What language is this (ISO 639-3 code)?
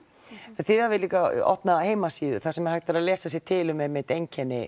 isl